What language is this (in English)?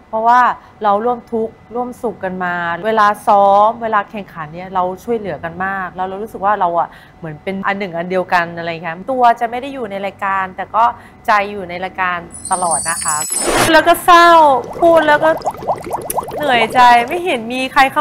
Thai